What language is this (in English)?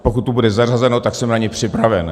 Czech